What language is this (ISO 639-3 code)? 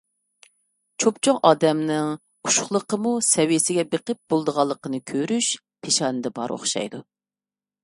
uig